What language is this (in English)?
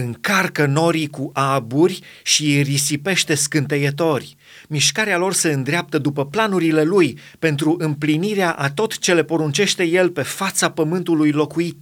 Romanian